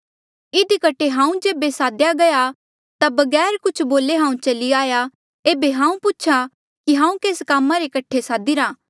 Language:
Mandeali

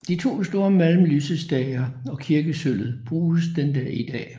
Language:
Danish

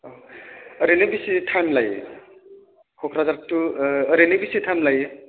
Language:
Bodo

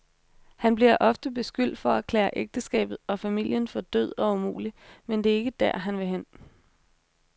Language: Danish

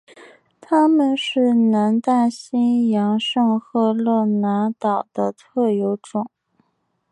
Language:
Chinese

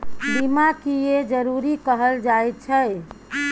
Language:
Maithili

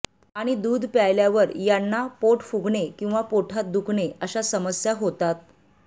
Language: Marathi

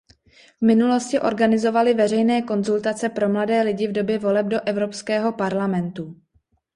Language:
Czech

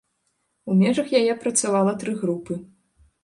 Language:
Belarusian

